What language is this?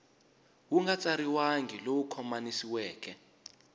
Tsonga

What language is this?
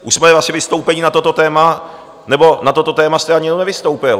Czech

